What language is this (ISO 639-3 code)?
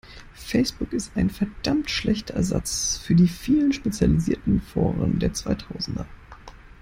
deu